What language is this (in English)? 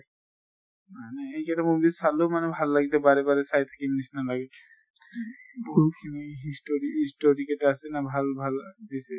Assamese